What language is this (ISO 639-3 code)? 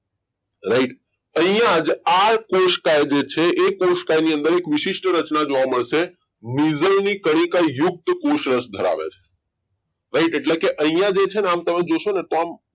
guj